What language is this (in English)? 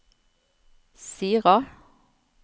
Norwegian